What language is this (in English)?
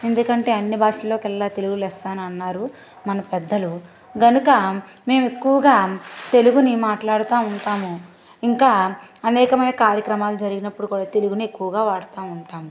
Telugu